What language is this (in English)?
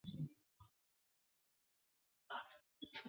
Chinese